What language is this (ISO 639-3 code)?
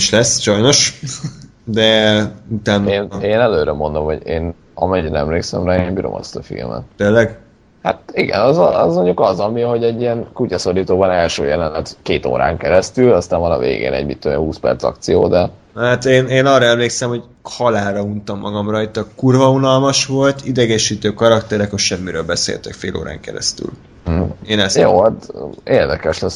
hun